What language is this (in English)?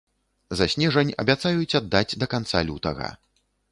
Belarusian